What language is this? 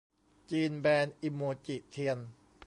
Thai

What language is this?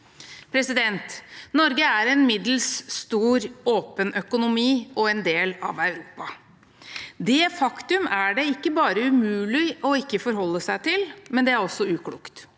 Norwegian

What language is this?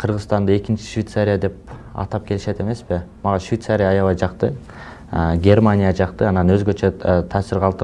Turkish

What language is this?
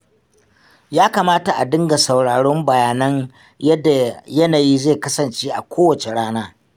Hausa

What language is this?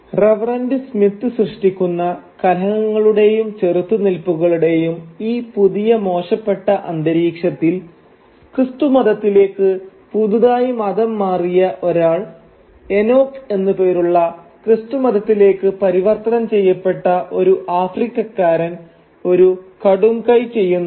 Malayalam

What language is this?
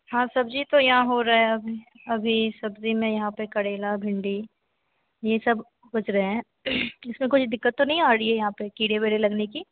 Hindi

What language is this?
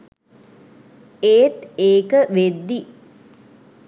Sinhala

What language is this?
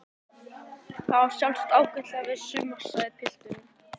Icelandic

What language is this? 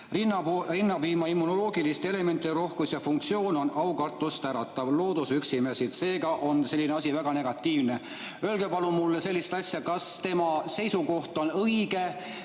Estonian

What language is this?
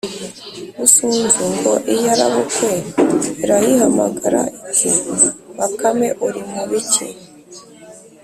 Kinyarwanda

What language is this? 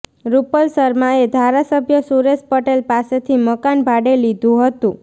Gujarati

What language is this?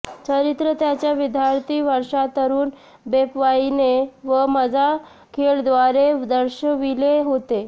Marathi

